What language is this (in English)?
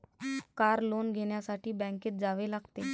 Marathi